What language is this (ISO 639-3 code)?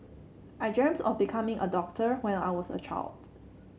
eng